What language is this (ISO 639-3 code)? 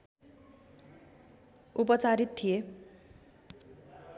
nep